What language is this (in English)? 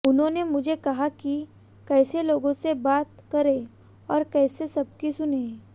Hindi